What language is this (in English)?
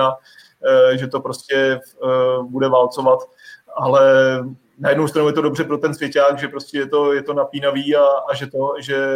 Czech